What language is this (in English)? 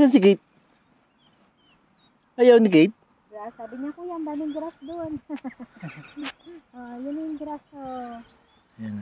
Filipino